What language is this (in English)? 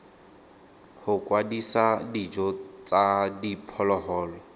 Tswana